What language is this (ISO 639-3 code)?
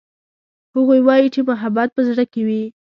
pus